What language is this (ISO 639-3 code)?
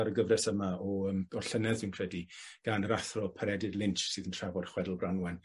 cym